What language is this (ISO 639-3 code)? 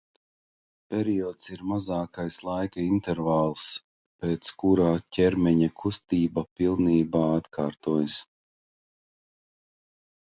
lav